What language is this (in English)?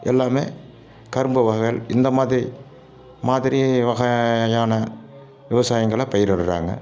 Tamil